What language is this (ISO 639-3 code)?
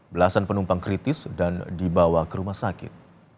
ind